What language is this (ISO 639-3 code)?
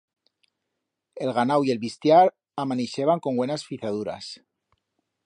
arg